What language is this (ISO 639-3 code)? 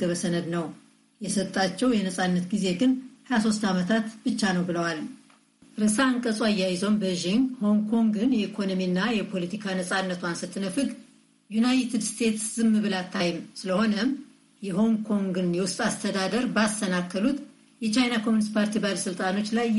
amh